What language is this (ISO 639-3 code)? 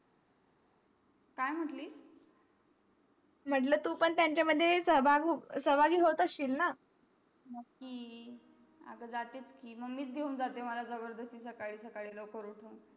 mar